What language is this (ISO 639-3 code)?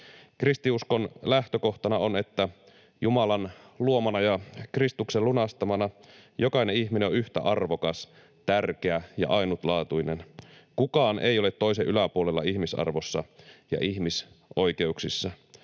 fin